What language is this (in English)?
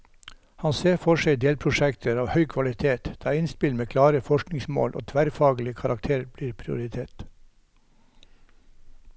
Norwegian